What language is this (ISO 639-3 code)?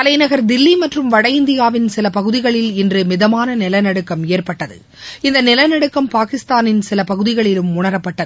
tam